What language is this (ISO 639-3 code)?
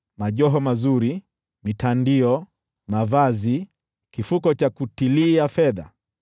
swa